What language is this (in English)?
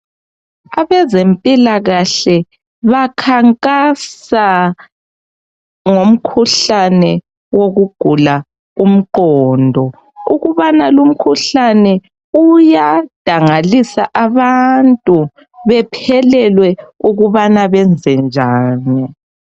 North Ndebele